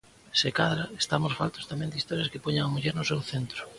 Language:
Galician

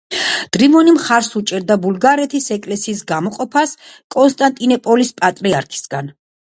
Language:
Georgian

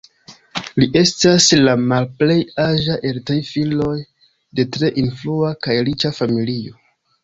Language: Esperanto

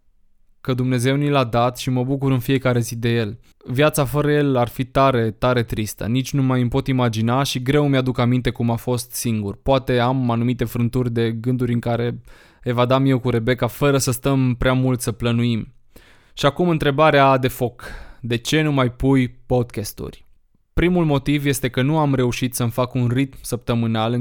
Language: Romanian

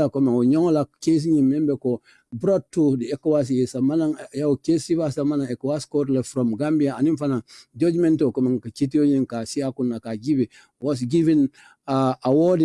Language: English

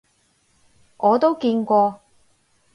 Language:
Cantonese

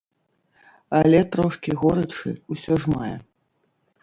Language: Belarusian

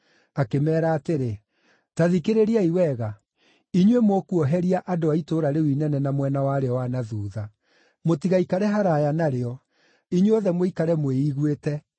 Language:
Kikuyu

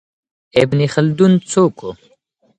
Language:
Pashto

